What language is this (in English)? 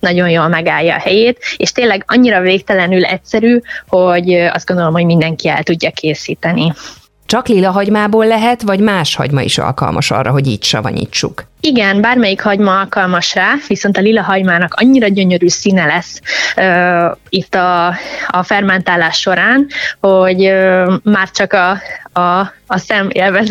Hungarian